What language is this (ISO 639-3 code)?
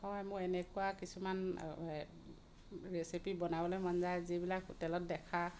asm